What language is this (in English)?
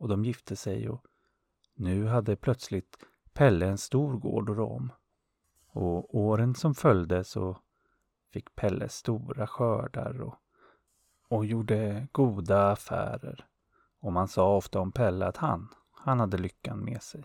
Swedish